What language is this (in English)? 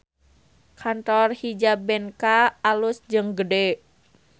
Sundanese